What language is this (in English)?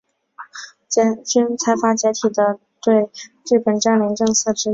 Chinese